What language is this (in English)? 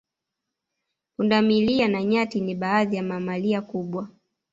Swahili